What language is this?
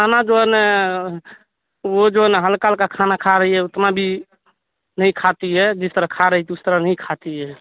Urdu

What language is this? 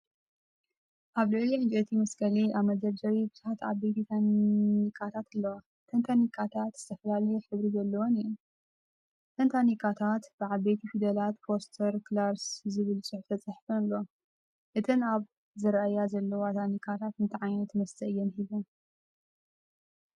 Tigrinya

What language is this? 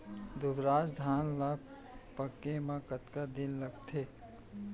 Chhattisgarhi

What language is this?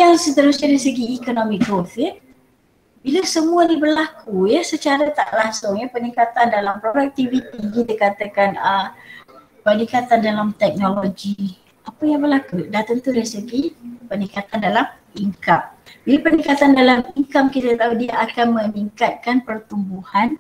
Malay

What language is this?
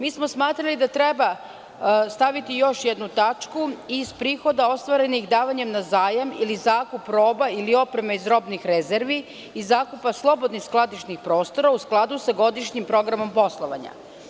Serbian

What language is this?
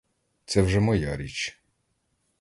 Ukrainian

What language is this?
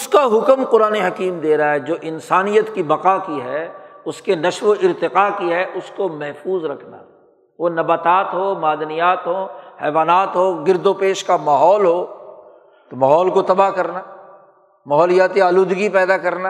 Urdu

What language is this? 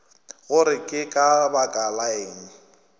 Northern Sotho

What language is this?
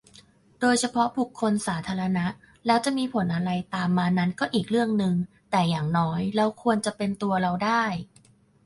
Thai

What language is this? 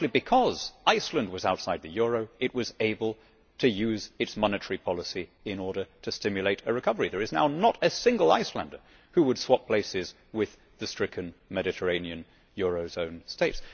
English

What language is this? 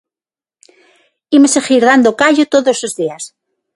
Galician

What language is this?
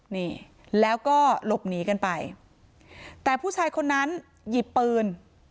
Thai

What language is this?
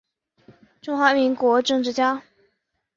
Chinese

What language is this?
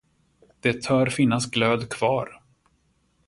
Swedish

